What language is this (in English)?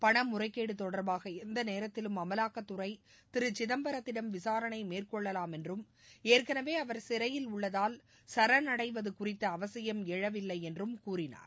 Tamil